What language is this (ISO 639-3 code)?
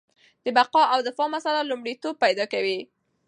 pus